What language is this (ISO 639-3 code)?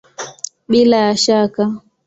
swa